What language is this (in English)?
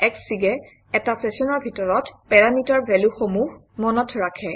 Assamese